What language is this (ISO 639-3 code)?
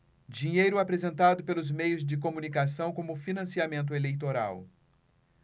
por